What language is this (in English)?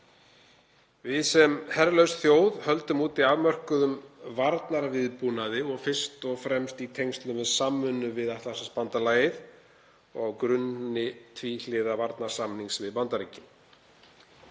Icelandic